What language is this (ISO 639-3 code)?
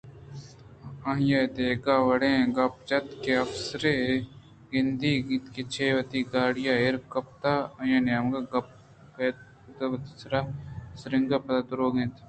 bgp